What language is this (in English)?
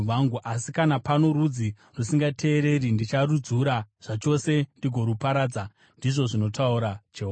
Shona